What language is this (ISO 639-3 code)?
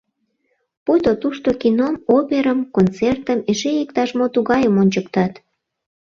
chm